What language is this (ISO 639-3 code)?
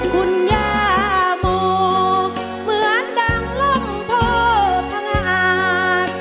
tha